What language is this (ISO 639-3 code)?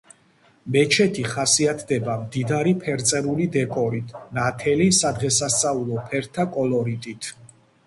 kat